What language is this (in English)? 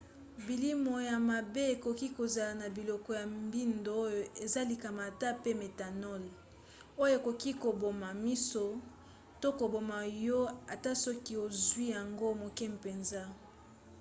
Lingala